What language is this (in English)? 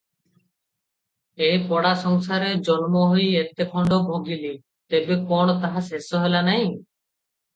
Odia